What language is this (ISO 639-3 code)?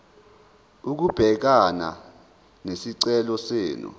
zul